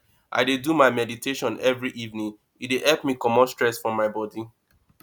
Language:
Nigerian Pidgin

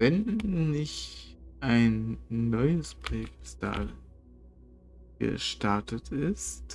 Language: German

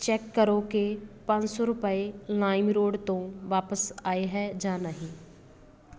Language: Punjabi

